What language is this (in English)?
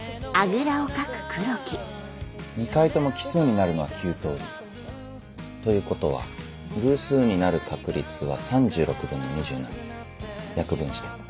Japanese